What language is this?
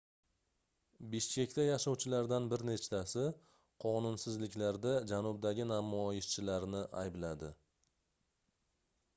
Uzbek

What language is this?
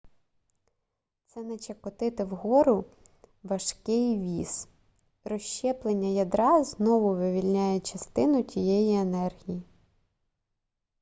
Ukrainian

